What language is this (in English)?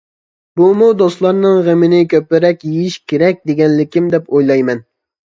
Uyghur